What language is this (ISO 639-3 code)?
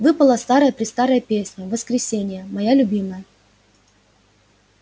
rus